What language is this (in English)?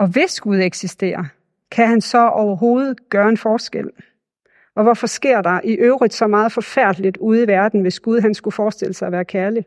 Danish